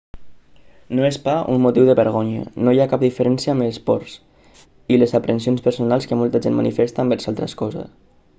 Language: Catalan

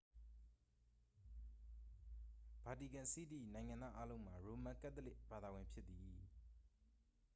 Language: Burmese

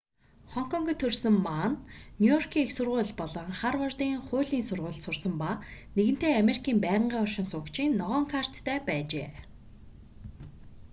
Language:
Mongolian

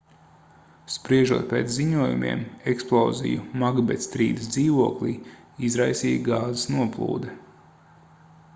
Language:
Latvian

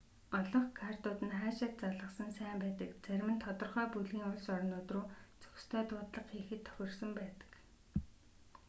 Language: Mongolian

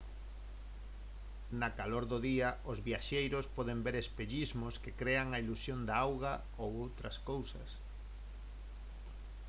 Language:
Galician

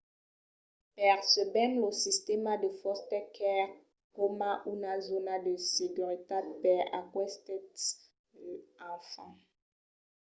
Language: Occitan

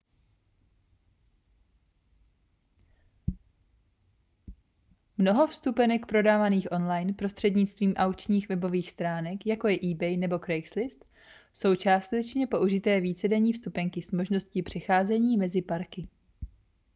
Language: Czech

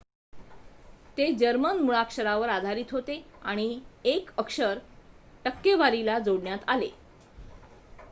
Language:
Marathi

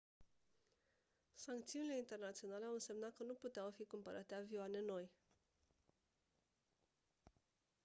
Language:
Romanian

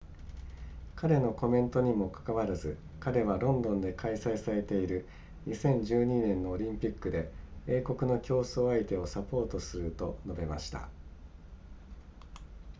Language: Japanese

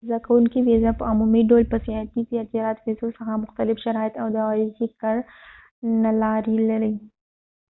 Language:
Pashto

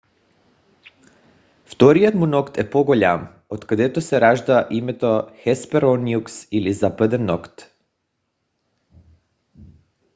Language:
Bulgarian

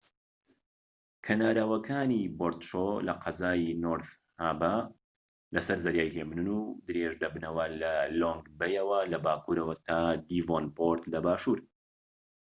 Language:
Central Kurdish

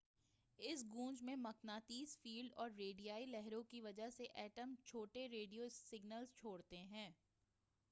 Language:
Urdu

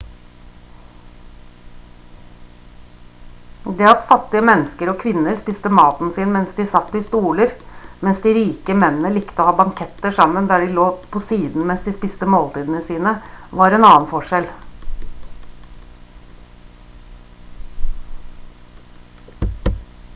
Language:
Norwegian Bokmål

